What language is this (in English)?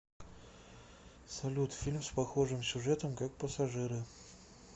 Russian